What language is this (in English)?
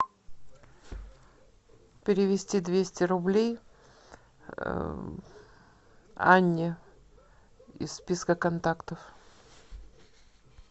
Russian